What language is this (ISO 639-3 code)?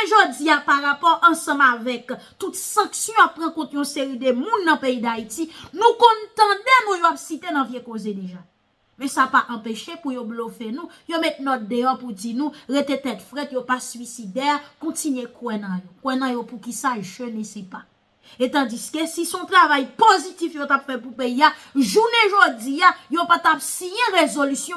fra